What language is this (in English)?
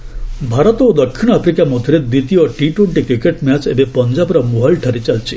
Odia